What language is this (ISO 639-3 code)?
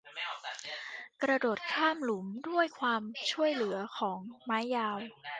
tha